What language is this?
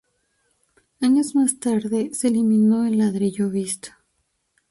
Spanish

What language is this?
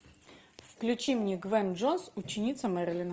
Russian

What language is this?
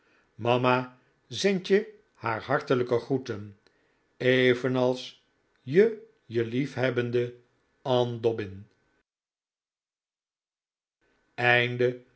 Dutch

